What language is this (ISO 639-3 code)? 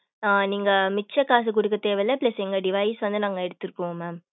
tam